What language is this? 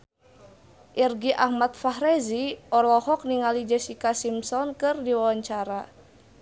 Sundanese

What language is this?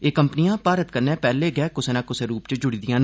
Dogri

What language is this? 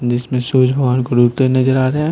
Hindi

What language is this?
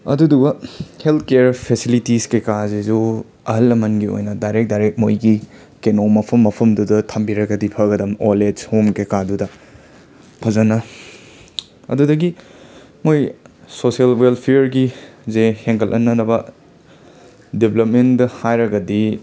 Manipuri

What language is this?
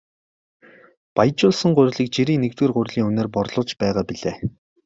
Mongolian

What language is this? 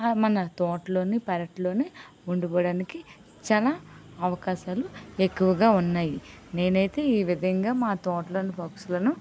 Telugu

